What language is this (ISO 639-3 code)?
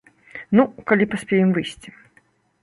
bel